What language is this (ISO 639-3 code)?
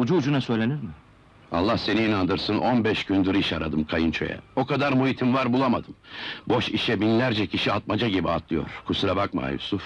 tur